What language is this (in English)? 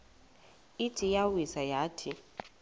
Xhosa